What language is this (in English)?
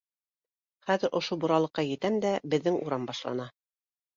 Bashkir